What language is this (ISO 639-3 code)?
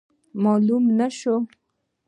pus